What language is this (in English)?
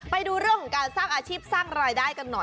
Thai